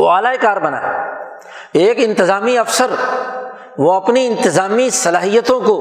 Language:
Urdu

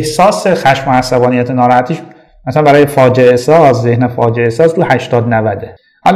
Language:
Persian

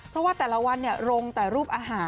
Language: Thai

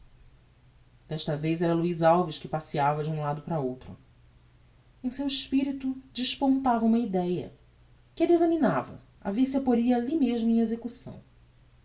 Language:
Portuguese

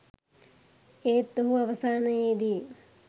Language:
Sinhala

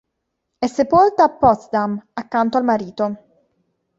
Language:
Italian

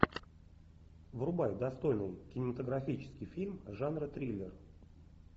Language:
Russian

